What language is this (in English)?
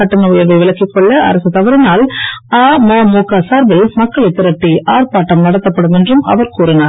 Tamil